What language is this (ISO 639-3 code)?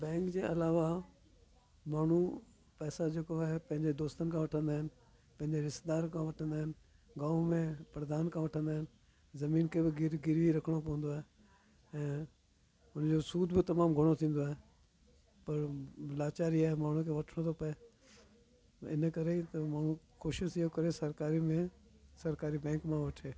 snd